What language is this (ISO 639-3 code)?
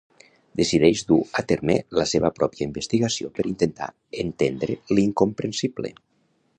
cat